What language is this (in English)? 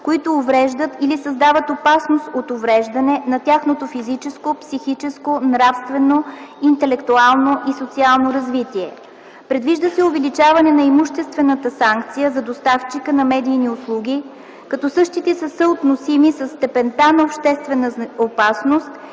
Bulgarian